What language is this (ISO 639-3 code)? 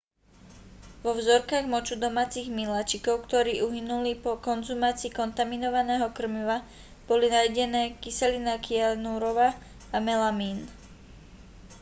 slk